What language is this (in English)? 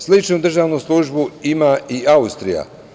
Serbian